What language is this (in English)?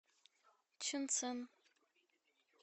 Russian